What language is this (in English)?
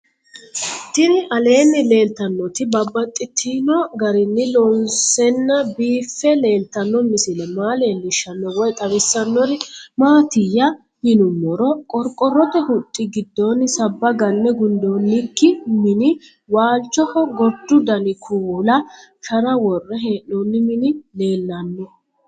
Sidamo